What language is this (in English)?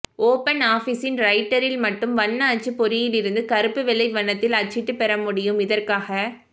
Tamil